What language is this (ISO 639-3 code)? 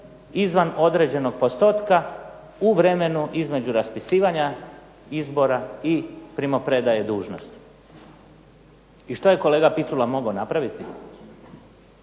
hrv